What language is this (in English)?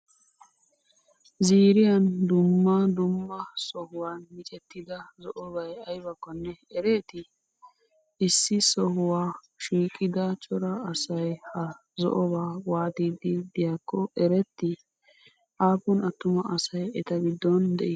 Wolaytta